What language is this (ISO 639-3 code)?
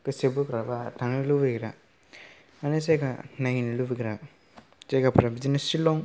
brx